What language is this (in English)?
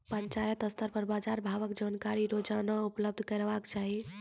Maithili